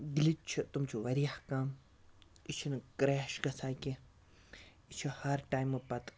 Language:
Kashmiri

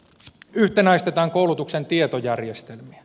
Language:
Finnish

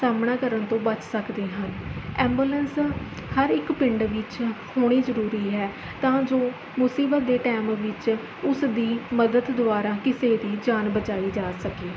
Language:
Punjabi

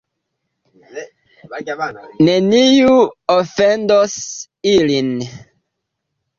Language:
Esperanto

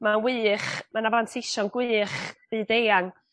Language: Welsh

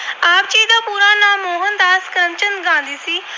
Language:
Punjabi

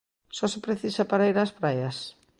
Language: Galician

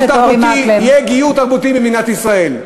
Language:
Hebrew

